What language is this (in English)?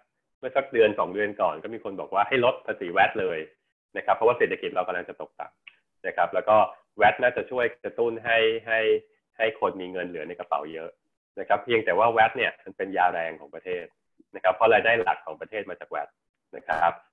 Thai